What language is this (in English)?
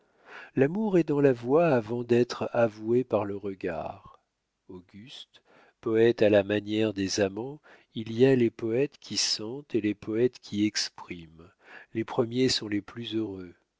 French